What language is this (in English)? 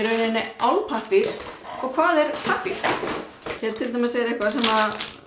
Icelandic